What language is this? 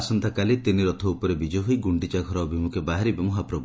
Odia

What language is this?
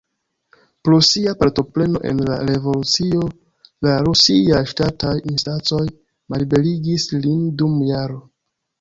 Esperanto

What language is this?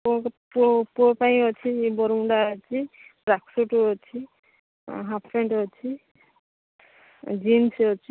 Odia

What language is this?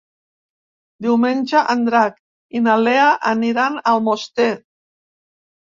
Catalan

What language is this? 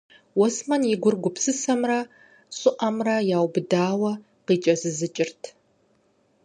Kabardian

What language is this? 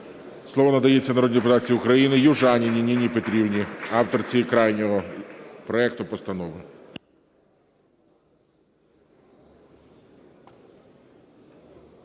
Ukrainian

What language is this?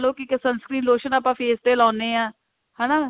Punjabi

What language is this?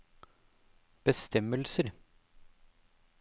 Norwegian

